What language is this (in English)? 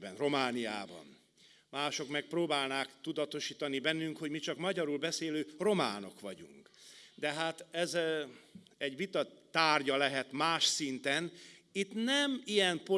Hungarian